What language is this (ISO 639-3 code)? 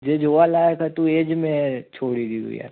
guj